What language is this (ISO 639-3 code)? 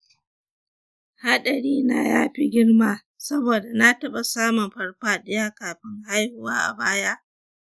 hau